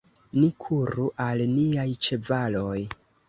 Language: Esperanto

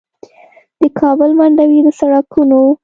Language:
Pashto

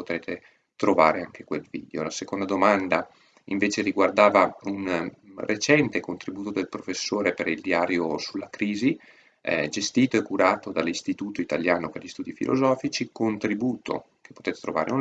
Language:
Italian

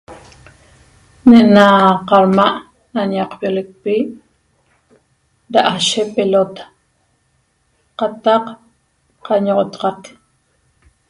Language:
Toba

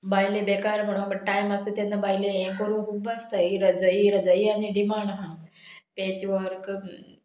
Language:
Konkani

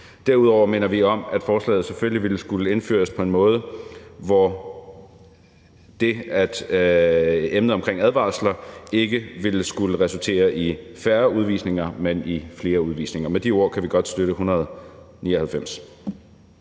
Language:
Danish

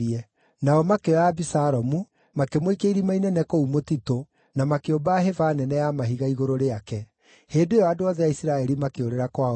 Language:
Kikuyu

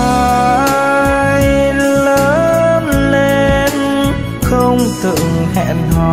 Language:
Vietnamese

